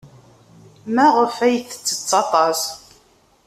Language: Kabyle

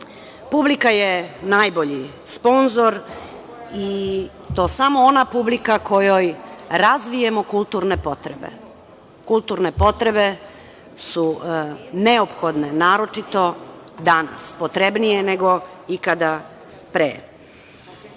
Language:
Serbian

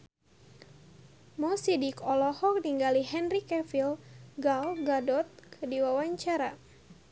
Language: Sundanese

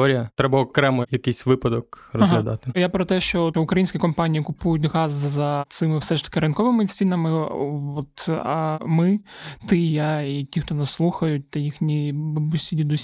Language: Ukrainian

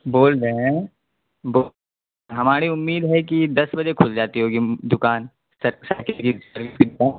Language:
Urdu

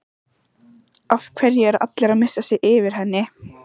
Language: Icelandic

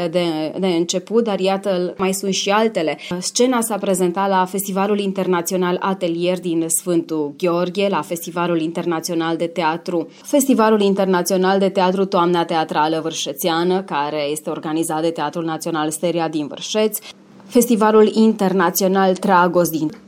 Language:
Romanian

